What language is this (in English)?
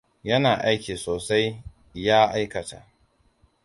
Hausa